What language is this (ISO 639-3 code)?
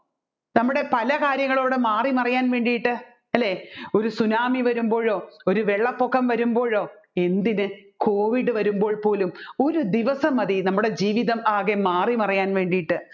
mal